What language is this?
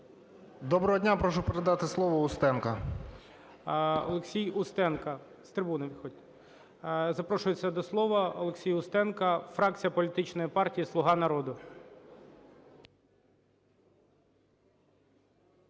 Ukrainian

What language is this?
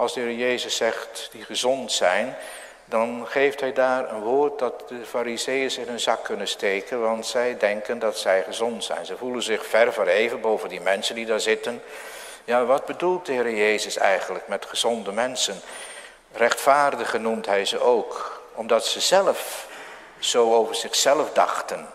Dutch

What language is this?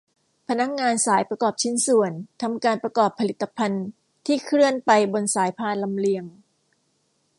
Thai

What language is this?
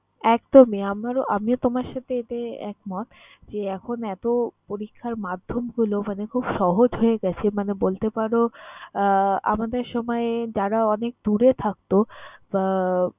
Bangla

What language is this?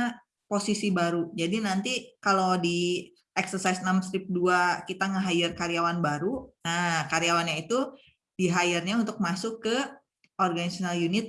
Indonesian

